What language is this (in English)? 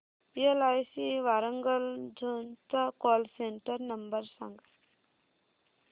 Marathi